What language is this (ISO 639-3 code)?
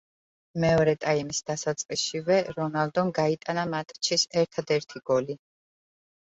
kat